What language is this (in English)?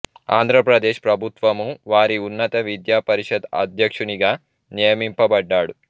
Telugu